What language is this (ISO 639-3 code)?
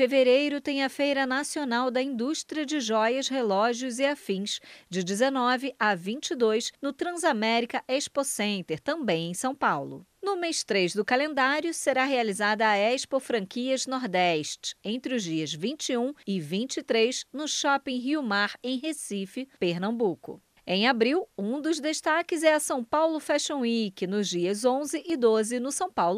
por